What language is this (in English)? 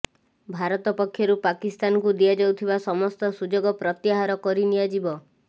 Odia